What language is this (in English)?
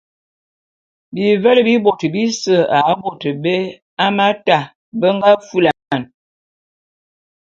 Bulu